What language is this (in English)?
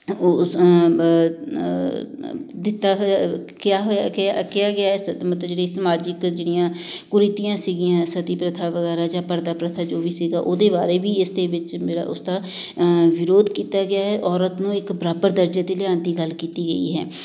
Punjabi